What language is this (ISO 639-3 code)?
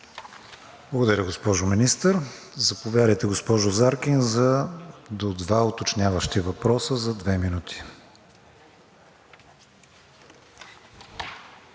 bul